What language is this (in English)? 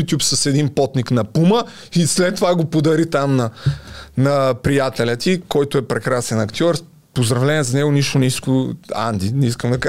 Bulgarian